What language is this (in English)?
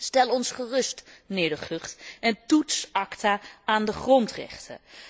Dutch